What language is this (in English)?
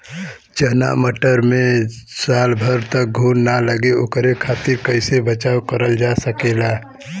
Bhojpuri